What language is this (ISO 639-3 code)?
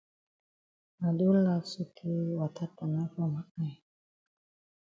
wes